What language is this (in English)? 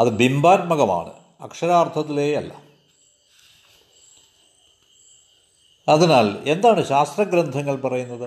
Malayalam